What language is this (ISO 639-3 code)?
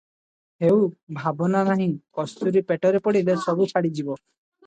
ori